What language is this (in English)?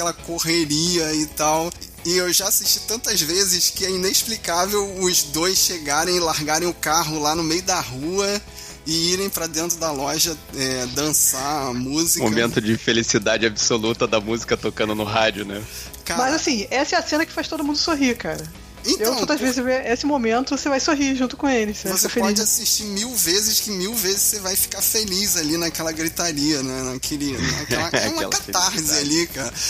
Portuguese